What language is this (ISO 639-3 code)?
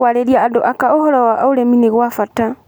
kik